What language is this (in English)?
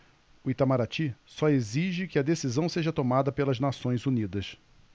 Portuguese